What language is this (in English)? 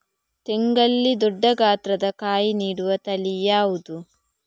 Kannada